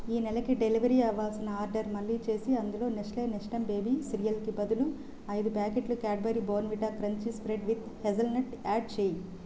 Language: Telugu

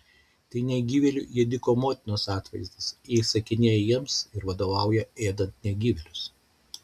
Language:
Lithuanian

